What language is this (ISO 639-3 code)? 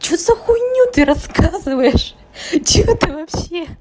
rus